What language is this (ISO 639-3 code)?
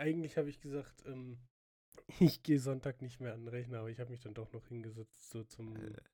deu